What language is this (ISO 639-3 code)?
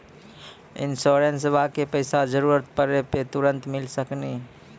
mai